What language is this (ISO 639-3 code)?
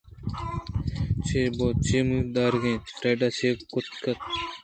bgp